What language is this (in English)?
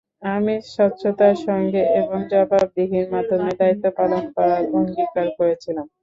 Bangla